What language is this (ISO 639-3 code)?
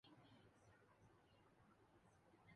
urd